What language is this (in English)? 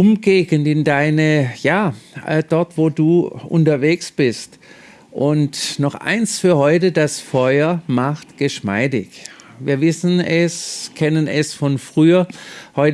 German